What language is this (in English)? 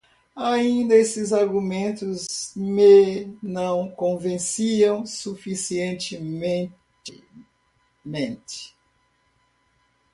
Portuguese